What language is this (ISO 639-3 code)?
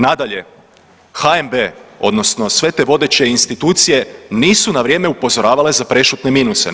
hrv